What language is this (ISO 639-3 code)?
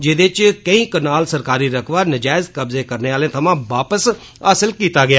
doi